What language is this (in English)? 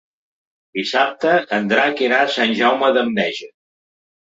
Catalan